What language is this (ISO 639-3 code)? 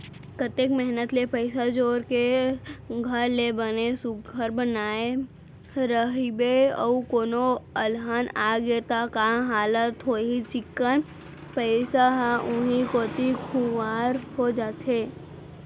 hne